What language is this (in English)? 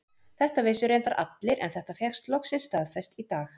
Icelandic